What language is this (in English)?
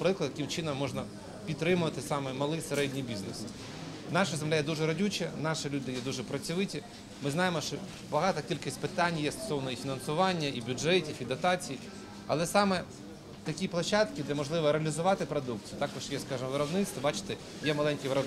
Ukrainian